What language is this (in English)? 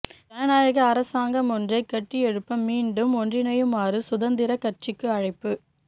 Tamil